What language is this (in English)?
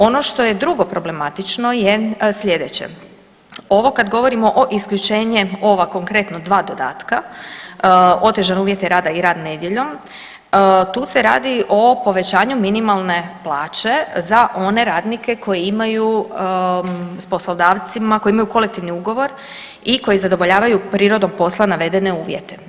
Croatian